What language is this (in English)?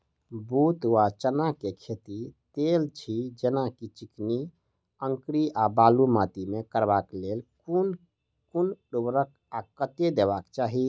Maithili